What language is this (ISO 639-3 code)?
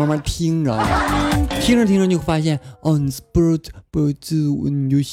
zho